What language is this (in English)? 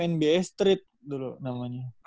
Indonesian